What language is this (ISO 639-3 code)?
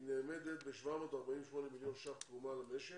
heb